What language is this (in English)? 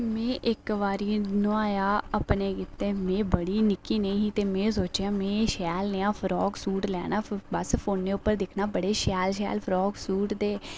Dogri